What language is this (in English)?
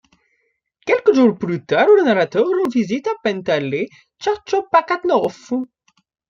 French